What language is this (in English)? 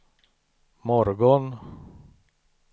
Swedish